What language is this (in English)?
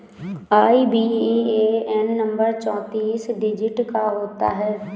Hindi